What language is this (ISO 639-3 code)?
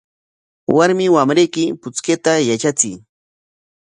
qwa